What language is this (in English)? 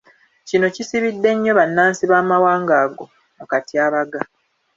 Ganda